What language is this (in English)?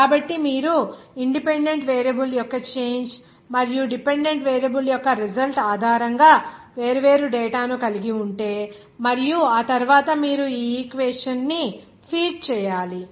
Telugu